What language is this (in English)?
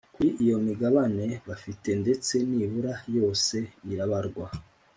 Kinyarwanda